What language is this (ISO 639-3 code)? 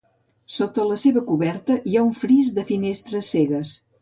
cat